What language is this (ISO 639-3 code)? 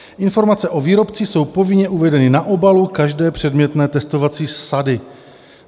ces